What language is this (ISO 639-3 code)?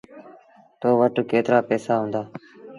sbn